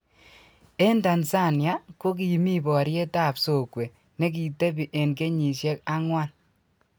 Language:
Kalenjin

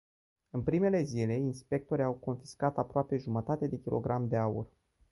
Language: Romanian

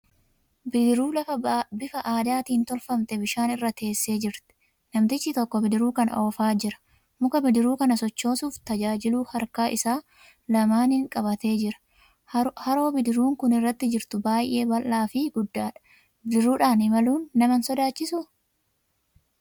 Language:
Oromo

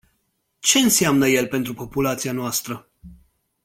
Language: Romanian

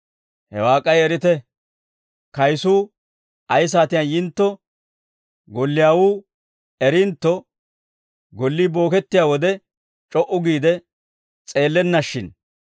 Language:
Dawro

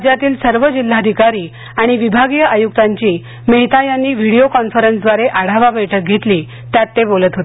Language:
Marathi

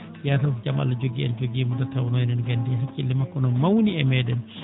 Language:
Fula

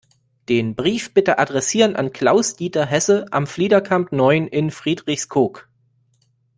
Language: German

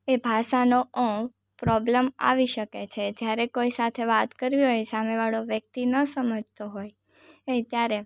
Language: Gujarati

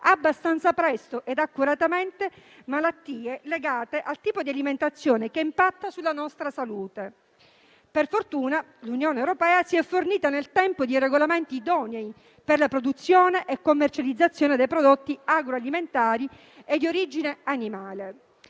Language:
Italian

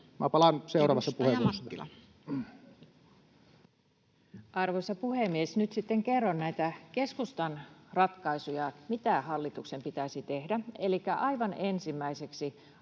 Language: Finnish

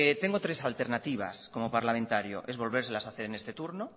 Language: Spanish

